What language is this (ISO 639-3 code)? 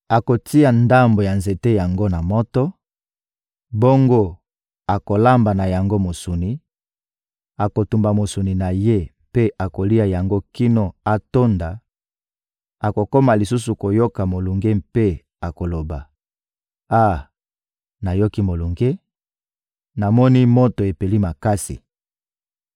lin